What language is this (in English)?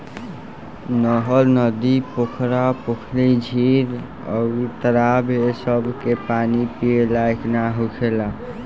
Bhojpuri